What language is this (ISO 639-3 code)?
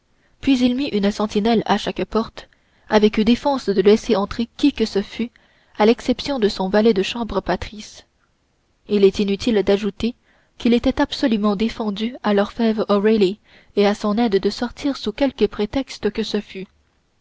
fra